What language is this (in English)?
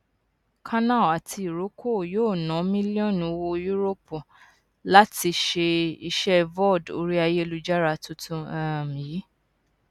Yoruba